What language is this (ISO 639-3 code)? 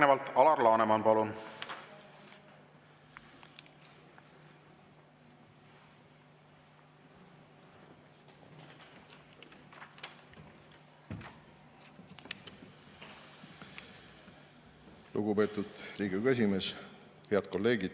est